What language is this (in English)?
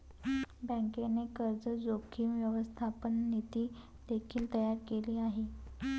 Marathi